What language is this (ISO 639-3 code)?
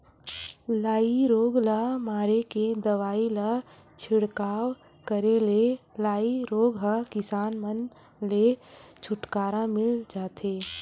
hne